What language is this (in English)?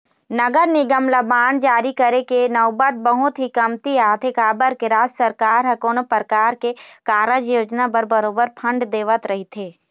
Chhattisgarhi